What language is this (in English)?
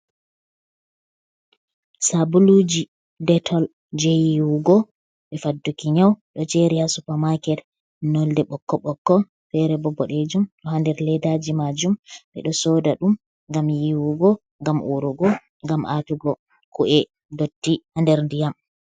Fula